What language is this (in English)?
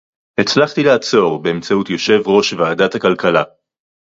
Hebrew